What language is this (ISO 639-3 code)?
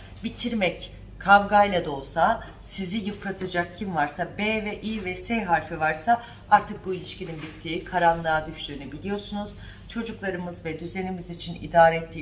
tur